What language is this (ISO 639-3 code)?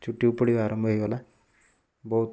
ori